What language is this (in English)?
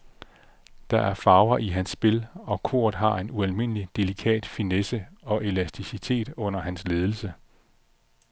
Danish